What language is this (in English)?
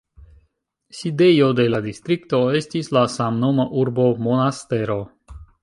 Esperanto